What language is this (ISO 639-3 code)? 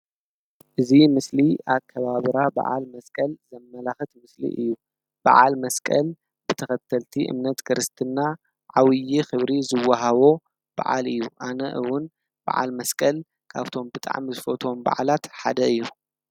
tir